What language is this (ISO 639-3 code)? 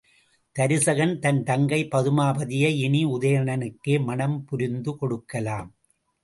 tam